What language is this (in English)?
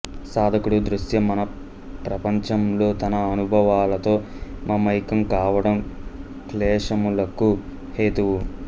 Telugu